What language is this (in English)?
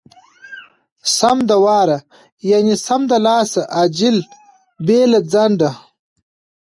Pashto